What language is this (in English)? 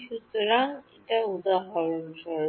Bangla